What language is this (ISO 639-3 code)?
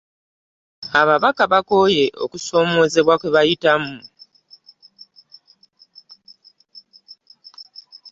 lug